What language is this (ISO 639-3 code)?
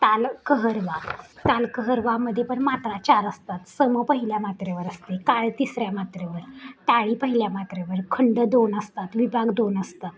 mar